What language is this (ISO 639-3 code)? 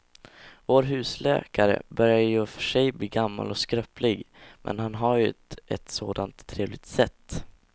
swe